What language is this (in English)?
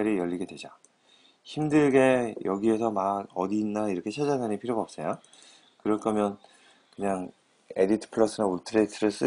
Korean